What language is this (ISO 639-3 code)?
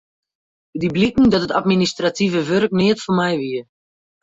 fry